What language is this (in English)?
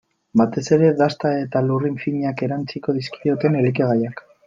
Basque